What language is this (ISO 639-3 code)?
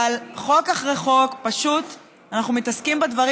heb